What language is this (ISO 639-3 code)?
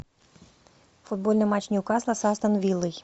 rus